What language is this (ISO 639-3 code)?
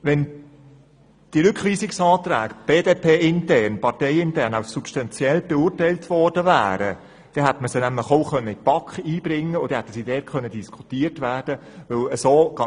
gsw